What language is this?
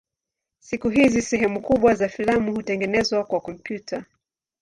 Swahili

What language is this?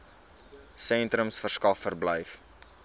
Afrikaans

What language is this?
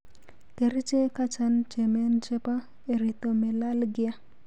Kalenjin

